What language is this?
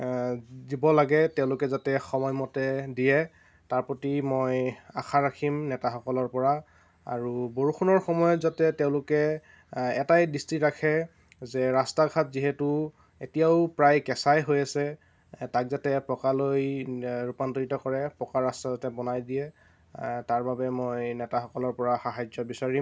Assamese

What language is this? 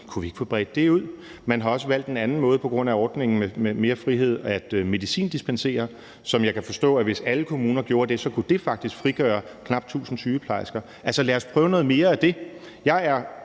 Danish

